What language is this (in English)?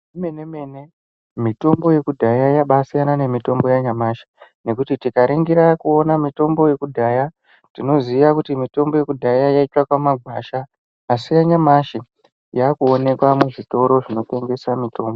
Ndau